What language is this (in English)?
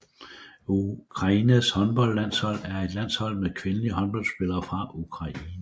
Danish